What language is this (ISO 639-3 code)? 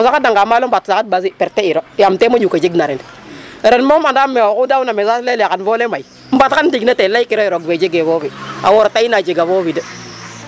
srr